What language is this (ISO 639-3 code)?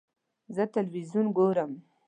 pus